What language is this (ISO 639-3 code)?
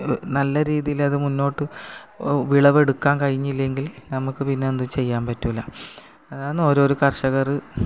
mal